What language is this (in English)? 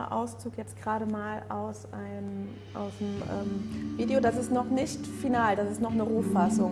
German